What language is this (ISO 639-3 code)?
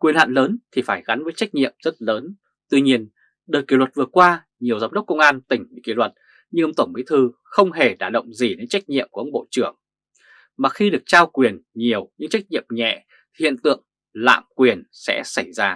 vie